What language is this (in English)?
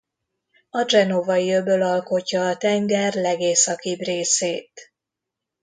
Hungarian